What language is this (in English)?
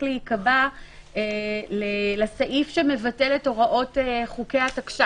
Hebrew